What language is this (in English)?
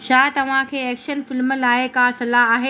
Sindhi